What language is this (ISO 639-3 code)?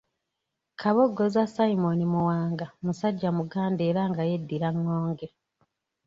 lug